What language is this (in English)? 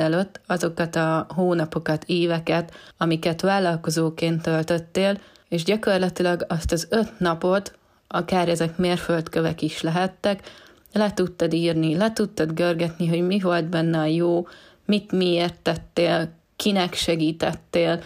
Hungarian